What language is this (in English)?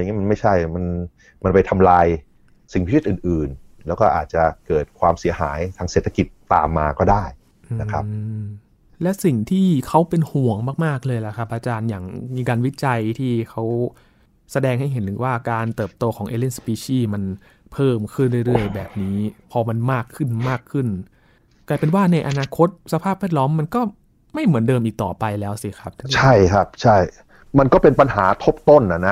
Thai